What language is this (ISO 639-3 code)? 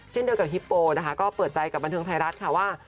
tha